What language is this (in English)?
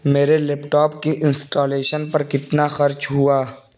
Urdu